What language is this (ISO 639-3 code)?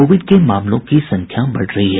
hin